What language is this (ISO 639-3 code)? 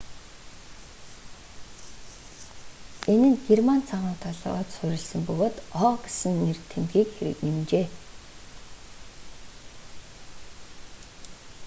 mon